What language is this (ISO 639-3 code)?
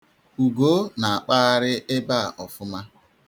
ibo